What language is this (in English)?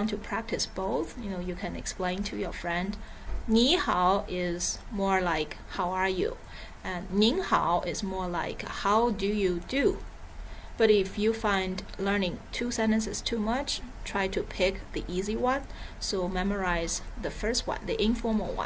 English